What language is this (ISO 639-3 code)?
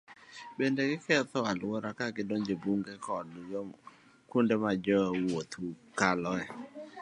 luo